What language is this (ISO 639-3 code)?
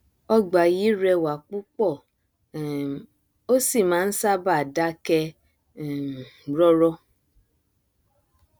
yor